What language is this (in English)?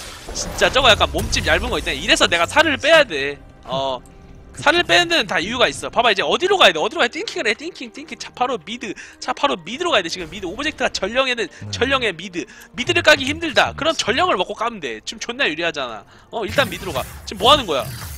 Korean